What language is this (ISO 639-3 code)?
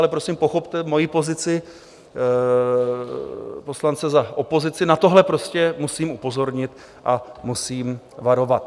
ces